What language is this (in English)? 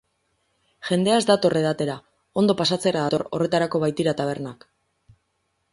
Basque